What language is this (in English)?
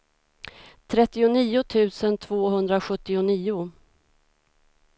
Swedish